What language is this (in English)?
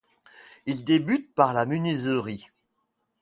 French